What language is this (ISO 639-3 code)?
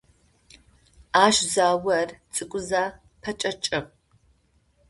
ady